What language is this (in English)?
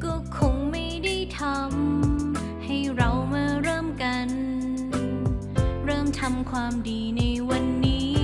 Thai